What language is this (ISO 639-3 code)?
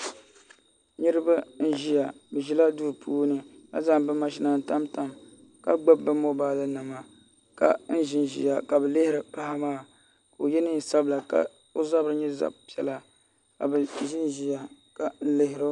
dag